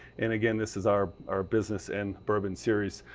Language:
English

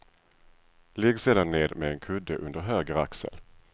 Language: Swedish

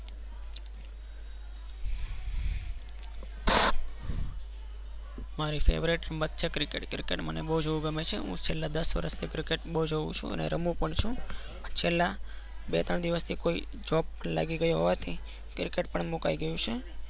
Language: Gujarati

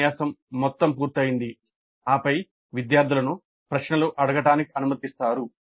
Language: Telugu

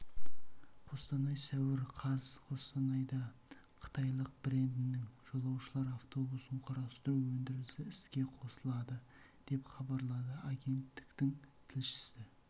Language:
Kazakh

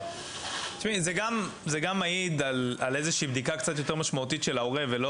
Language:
Hebrew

